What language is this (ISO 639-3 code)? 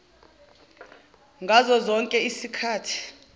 zul